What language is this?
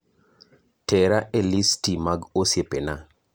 Luo (Kenya and Tanzania)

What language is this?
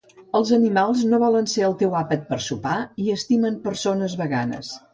Catalan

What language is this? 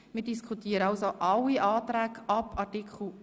Swiss German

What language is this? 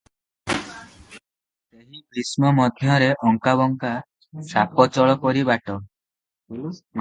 Odia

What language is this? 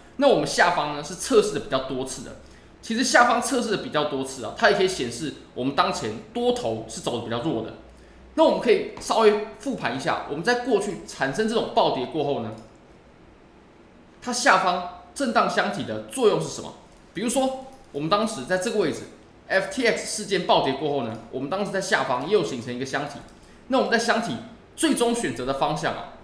Chinese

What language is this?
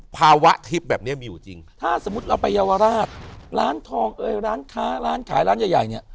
Thai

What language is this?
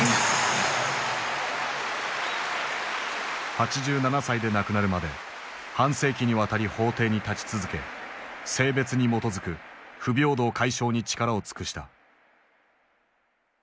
Japanese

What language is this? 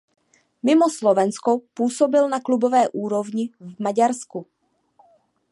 Czech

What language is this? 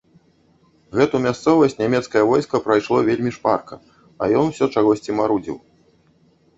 Belarusian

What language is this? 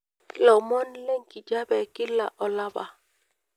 Masai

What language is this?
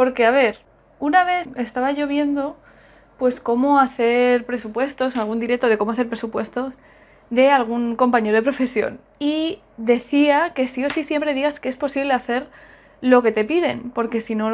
Spanish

